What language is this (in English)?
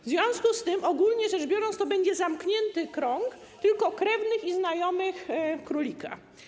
Polish